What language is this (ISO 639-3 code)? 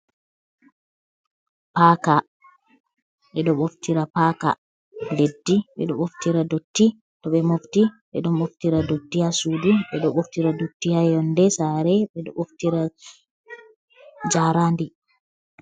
ful